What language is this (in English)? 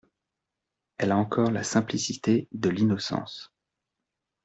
French